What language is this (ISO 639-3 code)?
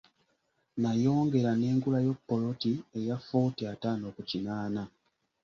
lug